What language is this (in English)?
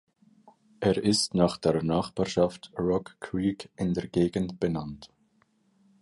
German